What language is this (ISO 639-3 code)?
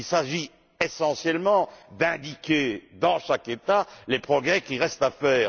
fra